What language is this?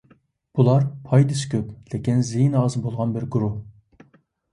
Uyghur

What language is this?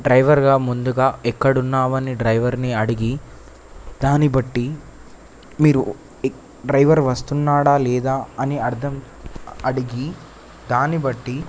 Telugu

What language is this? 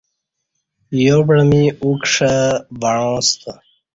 Kati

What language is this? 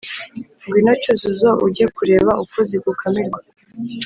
Kinyarwanda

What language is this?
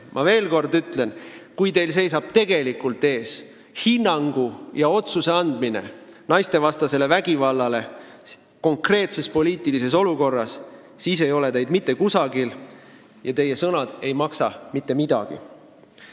Estonian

